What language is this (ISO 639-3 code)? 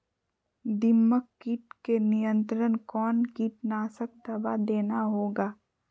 mag